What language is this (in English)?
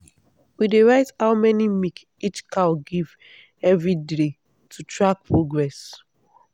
Nigerian Pidgin